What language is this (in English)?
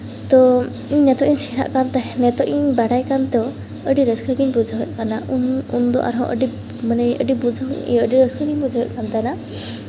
Santali